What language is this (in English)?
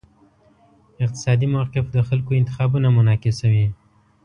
Pashto